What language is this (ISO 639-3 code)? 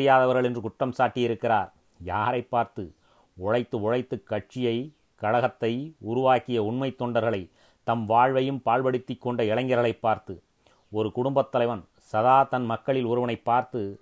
tam